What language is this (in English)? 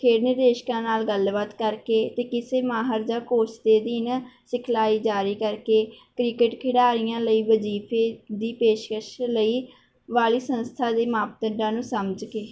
Punjabi